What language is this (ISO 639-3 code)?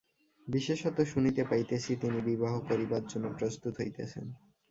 ben